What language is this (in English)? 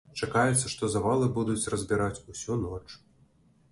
Belarusian